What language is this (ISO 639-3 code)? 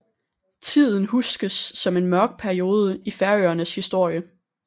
dan